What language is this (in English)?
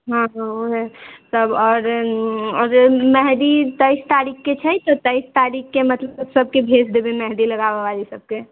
Maithili